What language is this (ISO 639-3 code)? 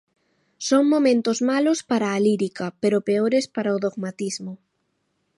glg